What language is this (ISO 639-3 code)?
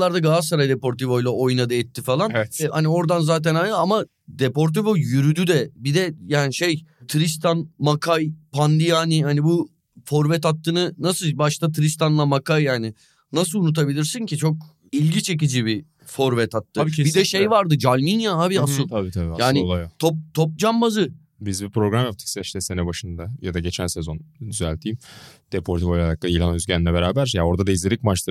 tur